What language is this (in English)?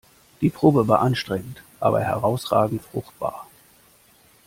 German